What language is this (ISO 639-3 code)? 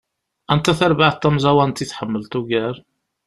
kab